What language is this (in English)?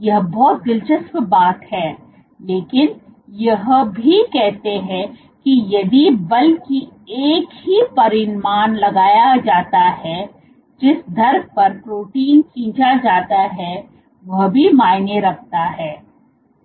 Hindi